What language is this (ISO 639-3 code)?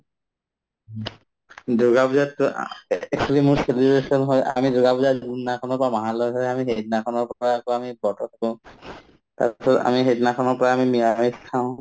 asm